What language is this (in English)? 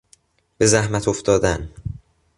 Persian